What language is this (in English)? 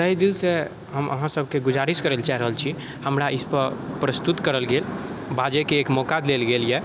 Maithili